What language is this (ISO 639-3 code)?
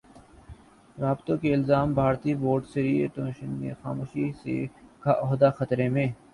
urd